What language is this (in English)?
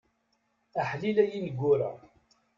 Kabyle